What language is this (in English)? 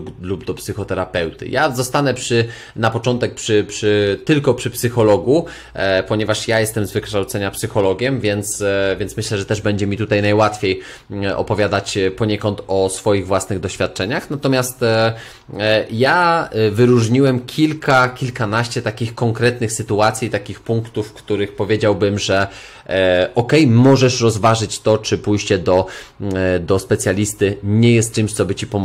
Polish